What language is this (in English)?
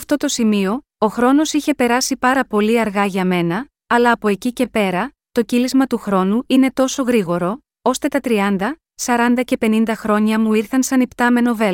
Greek